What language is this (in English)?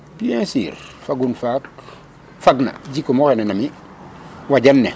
Serer